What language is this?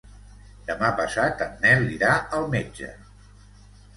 Catalan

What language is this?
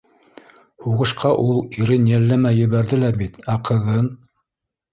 Bashkir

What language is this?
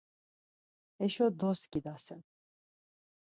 Laz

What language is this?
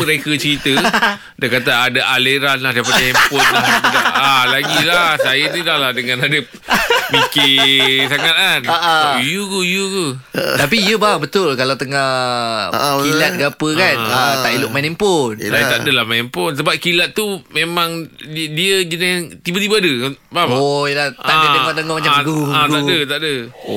Malay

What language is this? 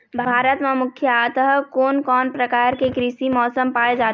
Chhattisgarhi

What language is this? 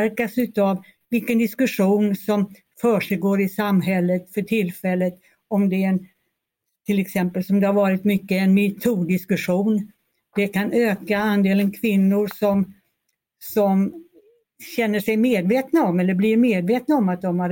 Swedish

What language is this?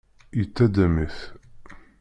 Kabyle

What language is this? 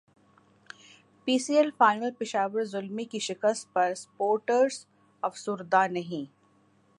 Urdu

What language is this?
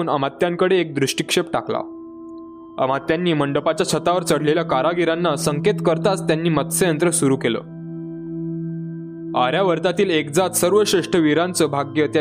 Marathi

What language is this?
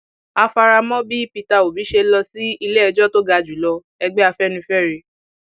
Yoruba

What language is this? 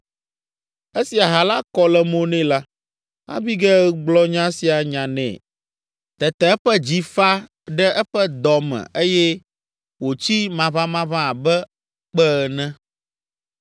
Ewe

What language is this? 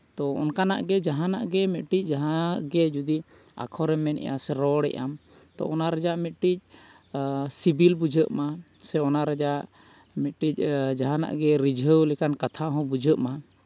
Santali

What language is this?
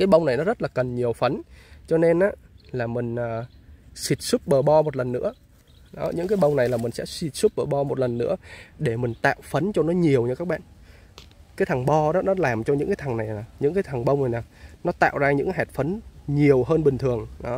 Vietnamese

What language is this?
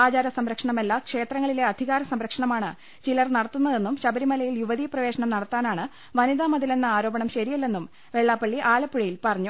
Malayalam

